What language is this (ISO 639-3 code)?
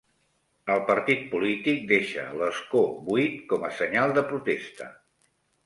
cat